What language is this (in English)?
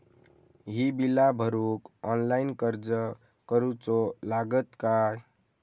Marathi